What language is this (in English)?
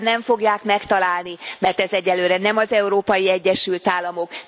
Hungarian